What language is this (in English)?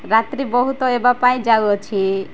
Odia